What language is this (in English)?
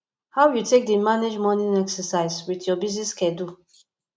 Nigerian Pidgin